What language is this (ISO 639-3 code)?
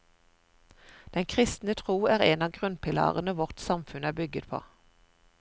nor